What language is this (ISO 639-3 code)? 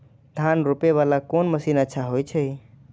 mai